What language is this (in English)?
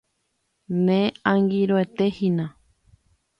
Guarani